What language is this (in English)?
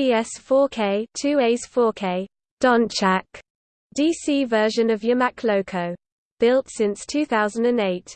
English